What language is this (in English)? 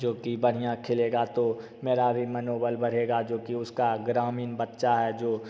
Hindi